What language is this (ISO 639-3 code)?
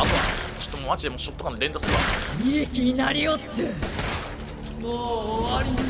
jpn